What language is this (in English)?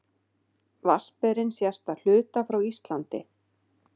Icelandic